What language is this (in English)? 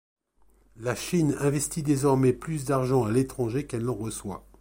French